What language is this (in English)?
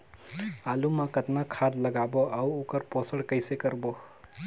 Chhattisgarhi